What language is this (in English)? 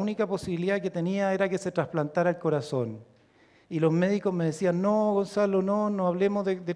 Spanish